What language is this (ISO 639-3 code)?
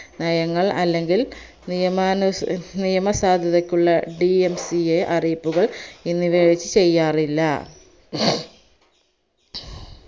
mal